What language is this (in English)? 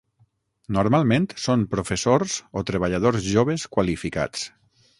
Catalan